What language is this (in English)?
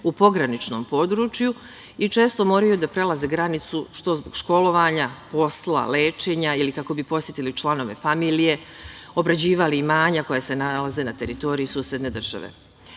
Serbian